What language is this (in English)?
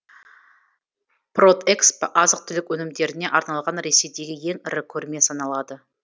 Kazakh